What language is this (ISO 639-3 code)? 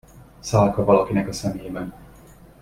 hun